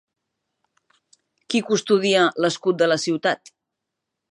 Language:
Catalan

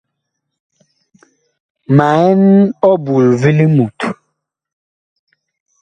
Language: Bakoko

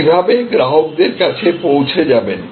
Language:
Bangla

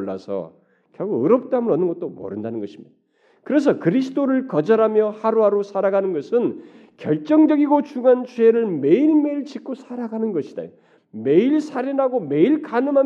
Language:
Korean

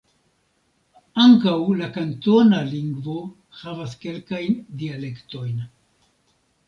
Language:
Esperanto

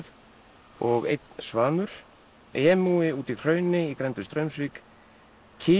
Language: Icelandic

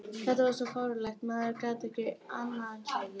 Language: Icelandic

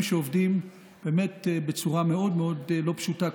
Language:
Hebrew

